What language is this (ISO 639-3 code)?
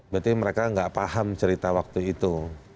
ind